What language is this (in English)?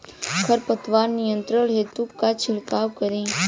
Bhojpuri